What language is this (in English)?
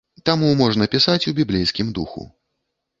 Belarusian